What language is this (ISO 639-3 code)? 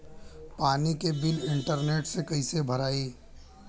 bho